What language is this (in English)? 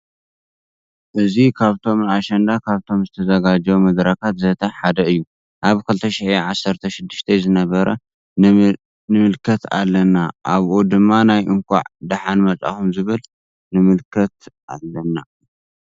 Tigrinya